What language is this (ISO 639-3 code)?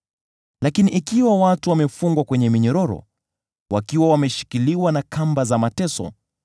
swa